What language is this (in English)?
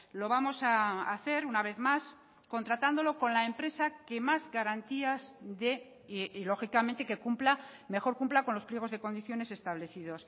Spanish